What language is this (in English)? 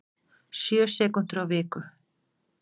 Icelandic